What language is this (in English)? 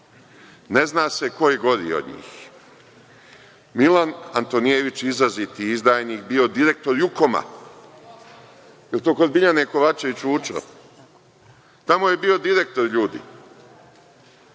Serbian